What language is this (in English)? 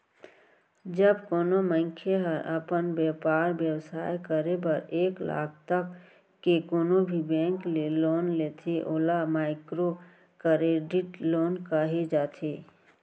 Chhattisgarhi